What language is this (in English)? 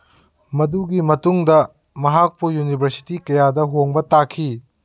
Manipuri